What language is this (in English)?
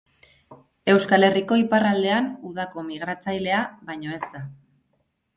Basque